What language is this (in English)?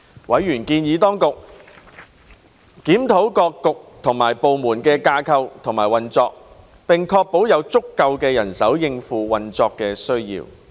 Cantonese